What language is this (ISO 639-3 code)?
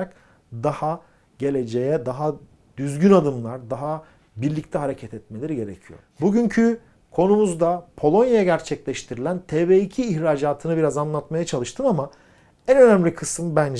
tur